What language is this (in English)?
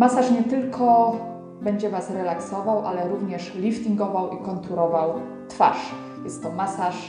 Polish